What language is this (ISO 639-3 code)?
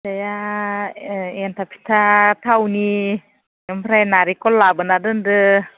brx